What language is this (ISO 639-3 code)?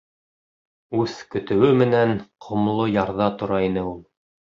bak